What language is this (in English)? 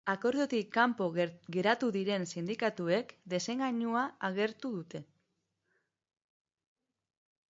Basque